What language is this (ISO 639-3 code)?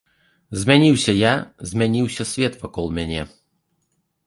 bel